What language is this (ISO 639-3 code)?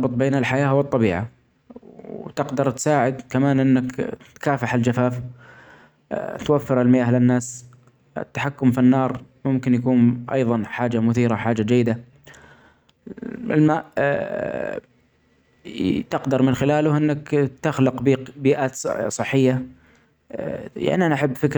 acx